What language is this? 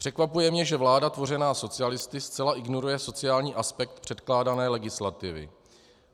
Czech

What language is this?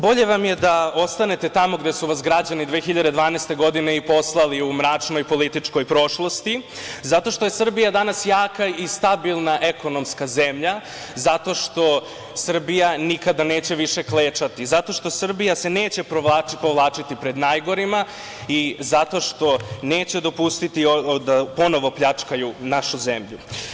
Serbian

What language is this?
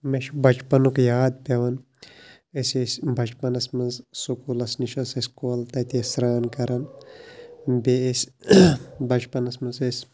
Kashmiri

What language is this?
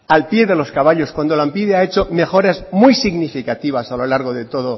Spanish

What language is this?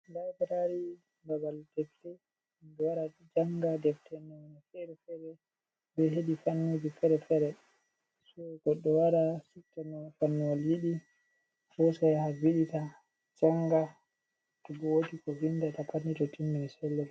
Fula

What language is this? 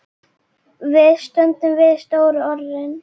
Icelandic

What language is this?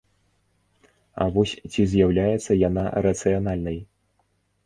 Belarusian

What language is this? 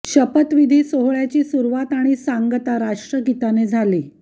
Marathi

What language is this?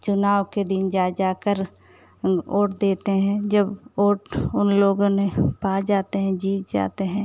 Hindi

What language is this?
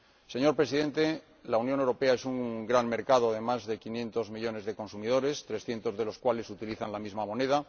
Spanish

